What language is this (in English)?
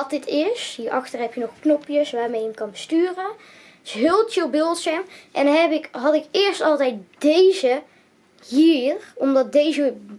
Dutch